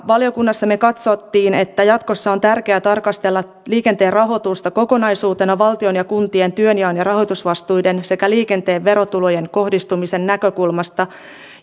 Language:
Finnish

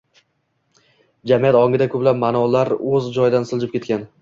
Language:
Uzbek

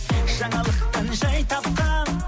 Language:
Kazakh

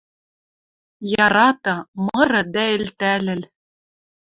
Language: Western Mari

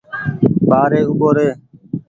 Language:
Goaria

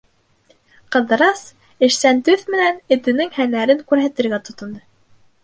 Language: Bashkir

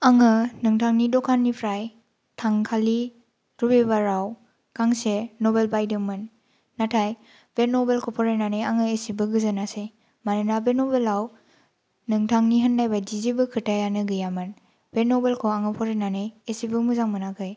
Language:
Bodo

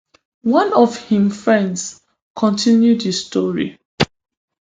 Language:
Nigerian Pidgin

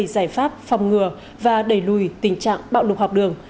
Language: Vietnamese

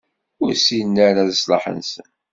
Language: Kabyle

